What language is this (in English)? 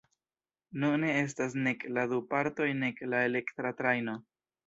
Esperanto